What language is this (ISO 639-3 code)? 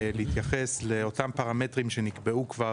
heb